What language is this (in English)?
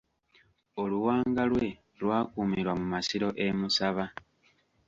Ganda